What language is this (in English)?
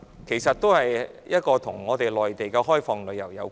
Cantonese